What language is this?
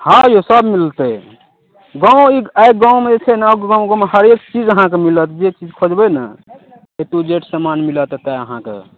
Maithili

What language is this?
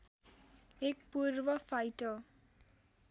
Nepali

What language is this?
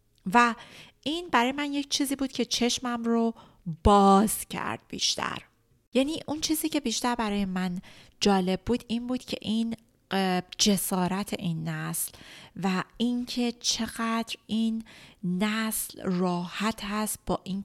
Persian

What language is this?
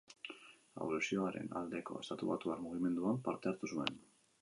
Basque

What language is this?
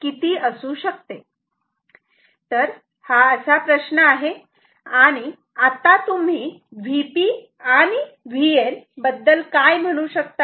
Marathi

